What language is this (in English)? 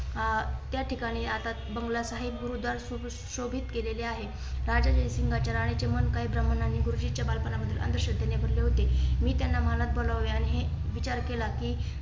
Marathi